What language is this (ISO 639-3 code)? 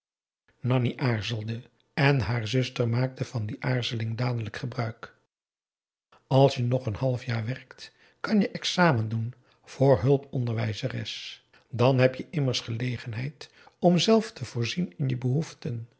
nld